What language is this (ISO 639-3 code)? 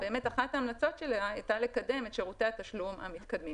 heb